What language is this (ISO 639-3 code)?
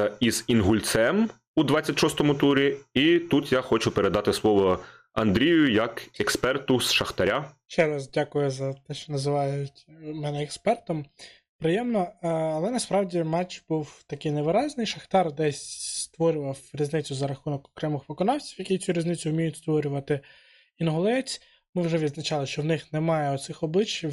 ukr